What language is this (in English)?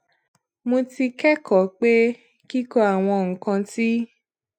Yoruba